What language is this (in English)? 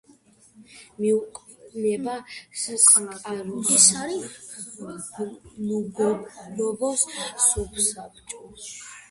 Georgian